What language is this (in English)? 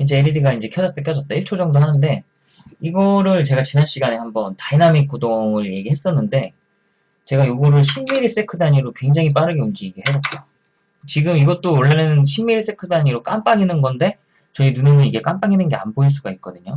Korean